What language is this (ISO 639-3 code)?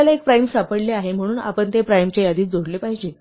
mar